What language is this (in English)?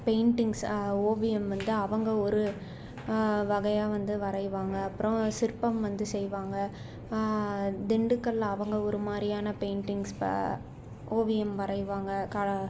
Tamil